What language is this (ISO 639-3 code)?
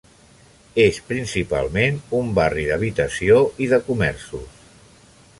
cat